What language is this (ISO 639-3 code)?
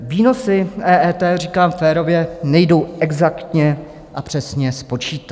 ces